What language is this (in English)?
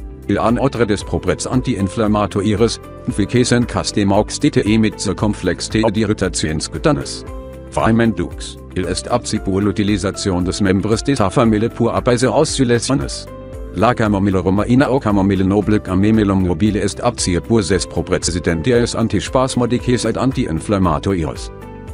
German